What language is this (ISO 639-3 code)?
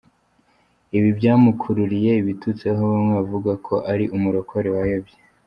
kin